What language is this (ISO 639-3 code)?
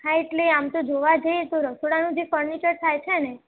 guj